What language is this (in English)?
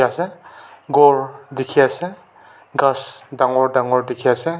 Naga Pidgin